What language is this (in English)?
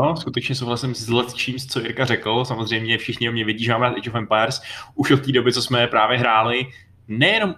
Czech